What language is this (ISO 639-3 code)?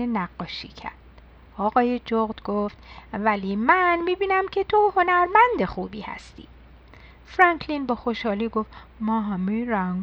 fas